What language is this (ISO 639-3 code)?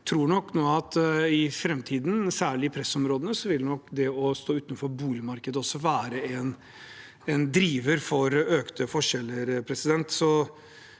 nor